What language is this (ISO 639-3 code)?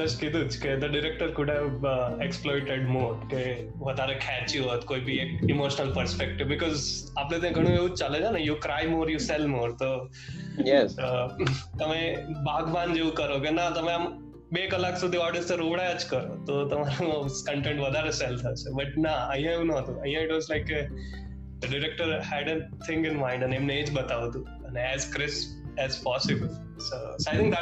guj